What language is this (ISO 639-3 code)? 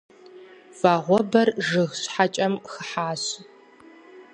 kbd